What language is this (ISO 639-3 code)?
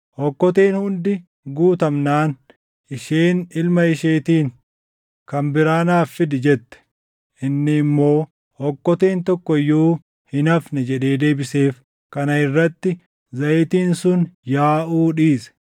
orm